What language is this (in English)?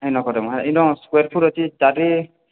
Odia